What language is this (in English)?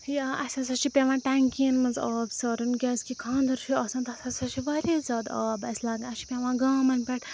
Kashmiri